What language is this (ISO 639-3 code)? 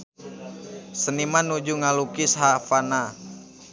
sun